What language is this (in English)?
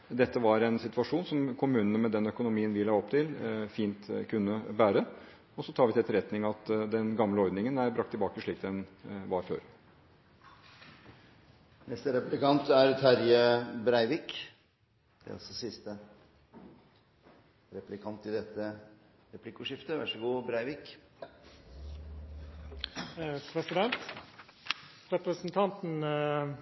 Norwegian